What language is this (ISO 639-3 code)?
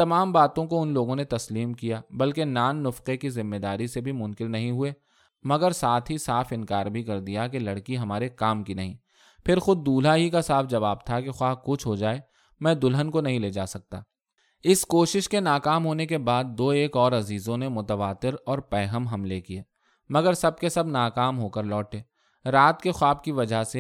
urd